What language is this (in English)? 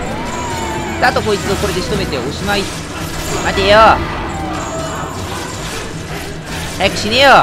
Japanese